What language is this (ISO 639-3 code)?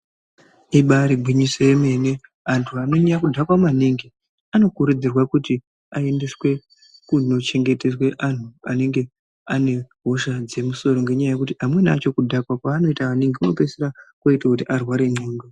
ndc